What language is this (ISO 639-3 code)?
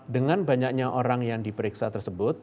ind